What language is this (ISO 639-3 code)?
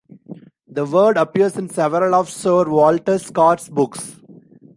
eng